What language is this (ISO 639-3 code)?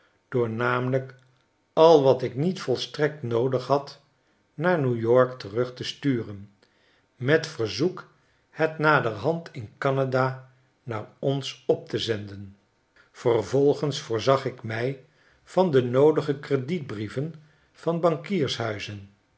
nld